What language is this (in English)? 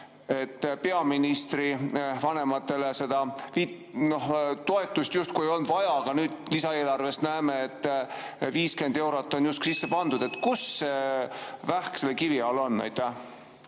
Estonian